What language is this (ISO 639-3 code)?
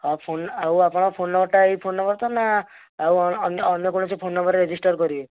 ori